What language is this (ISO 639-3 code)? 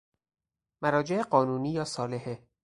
fas